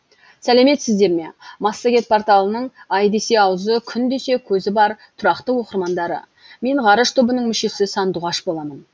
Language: Kazakh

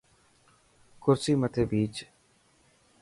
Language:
Dhatki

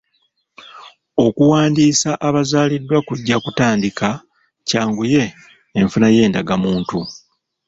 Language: Ganda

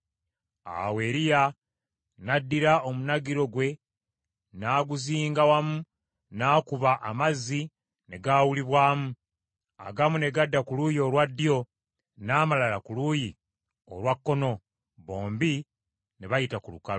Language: Ganda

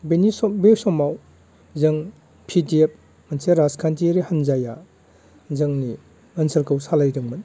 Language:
Bodo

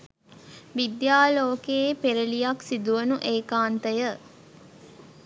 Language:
Sinhala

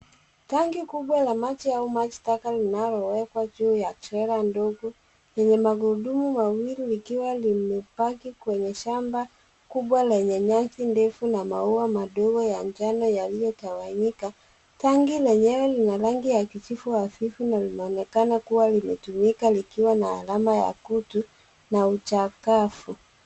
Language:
Swahili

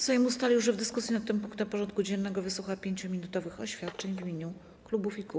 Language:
Polish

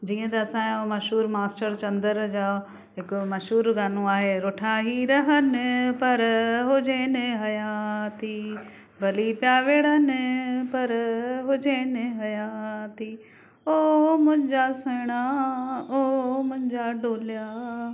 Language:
Sindhi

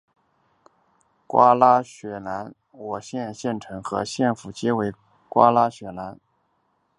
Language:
Chinese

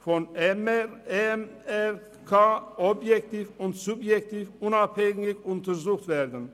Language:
Swiss German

